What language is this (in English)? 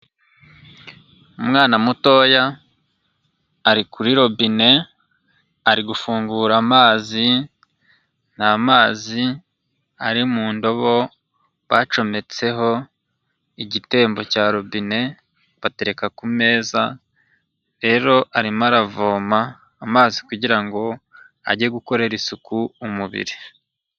Kinyarwanda